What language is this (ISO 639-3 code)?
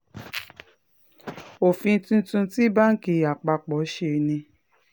yor